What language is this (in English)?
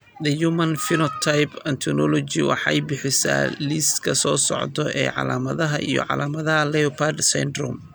Somali